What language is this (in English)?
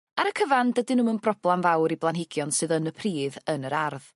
Welsh